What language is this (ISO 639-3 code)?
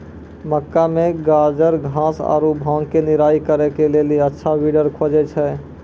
mai